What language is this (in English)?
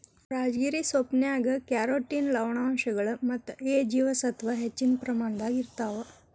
Kannada